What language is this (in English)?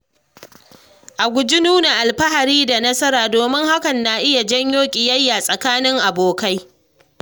Hausa